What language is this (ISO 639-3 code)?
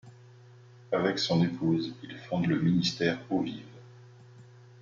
fra